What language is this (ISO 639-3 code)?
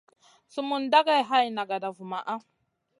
mcn